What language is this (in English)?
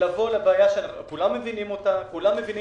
Hebrew